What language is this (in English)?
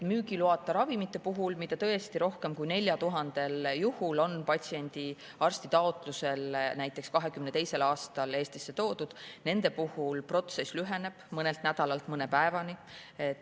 Estonian